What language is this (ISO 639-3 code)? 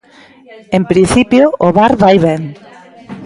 glg